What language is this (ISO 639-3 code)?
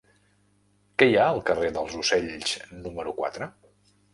cat